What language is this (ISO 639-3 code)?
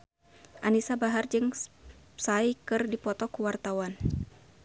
sun